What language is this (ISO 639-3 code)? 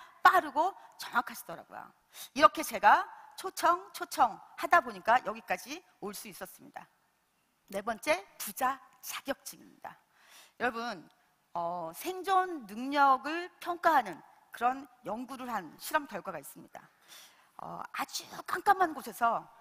kor